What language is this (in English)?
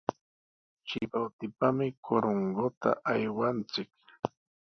Sihuas Ancash Quechua